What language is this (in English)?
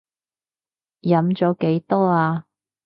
Cantonese